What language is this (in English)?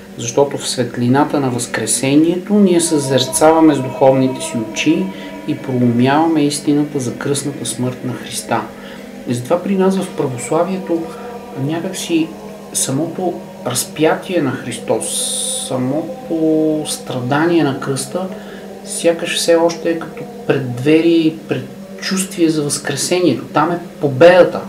Bulgarian